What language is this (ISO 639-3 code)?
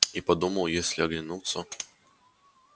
rus